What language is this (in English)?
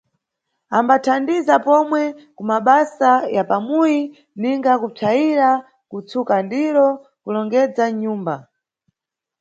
Nyungwe